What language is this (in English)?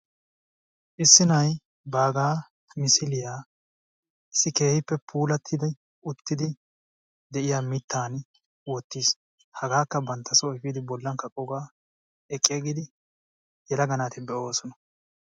Wolaytta